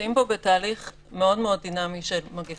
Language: Hebrew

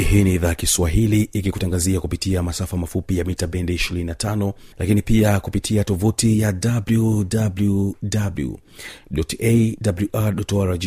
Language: Swahili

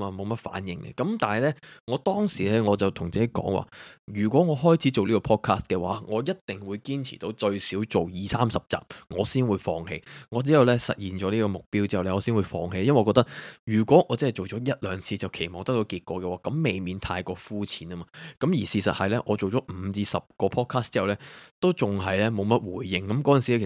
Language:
Chinese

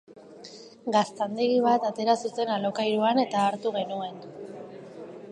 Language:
Basque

